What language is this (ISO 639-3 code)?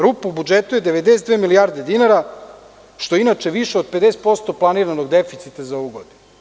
srp